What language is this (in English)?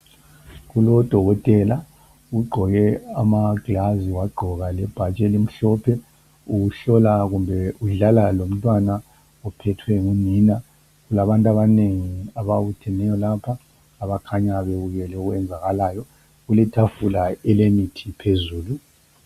North Ndebele